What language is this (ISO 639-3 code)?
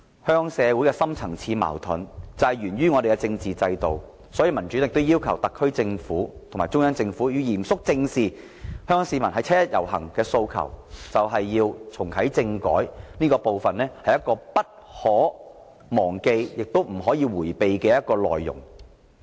yue